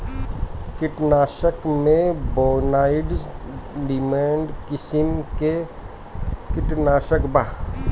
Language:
Bhojpuri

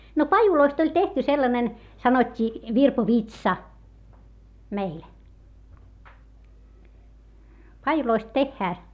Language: Finnish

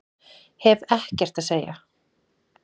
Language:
Icelandic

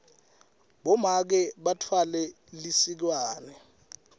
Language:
Swati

